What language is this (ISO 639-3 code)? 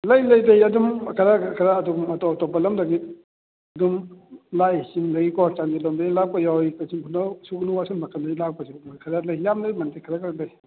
mni